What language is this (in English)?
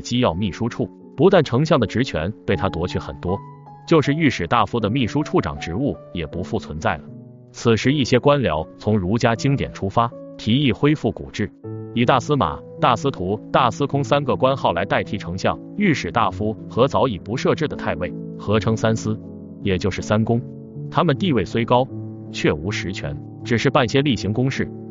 Chinese